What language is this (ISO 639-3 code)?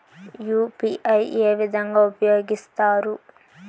tel